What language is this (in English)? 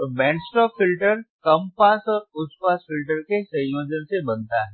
Hindi